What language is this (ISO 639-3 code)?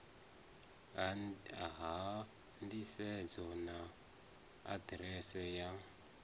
ven